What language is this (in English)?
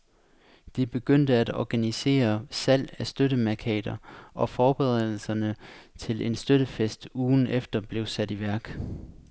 Danish